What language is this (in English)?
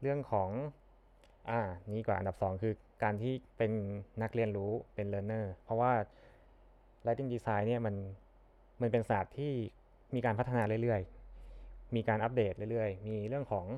Thai